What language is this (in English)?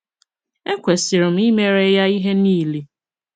Igbo